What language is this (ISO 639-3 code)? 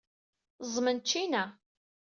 kab